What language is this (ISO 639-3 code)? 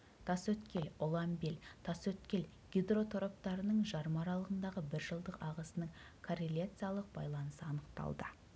kaz